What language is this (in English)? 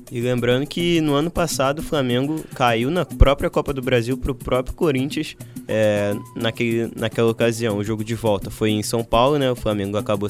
Portuguese